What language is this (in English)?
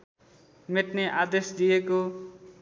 Nepali